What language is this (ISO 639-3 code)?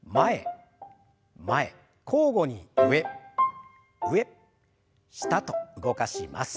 jpn